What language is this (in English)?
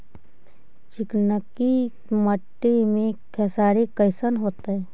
Magahi